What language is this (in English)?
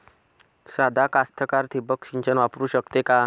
Marathi